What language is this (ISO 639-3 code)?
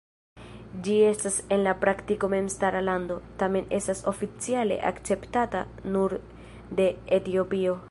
epo